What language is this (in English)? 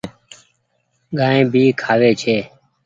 Goaria